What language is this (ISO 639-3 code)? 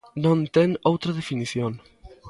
glg